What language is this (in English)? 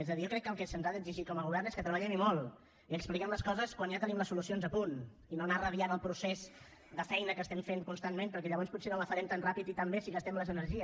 Catalan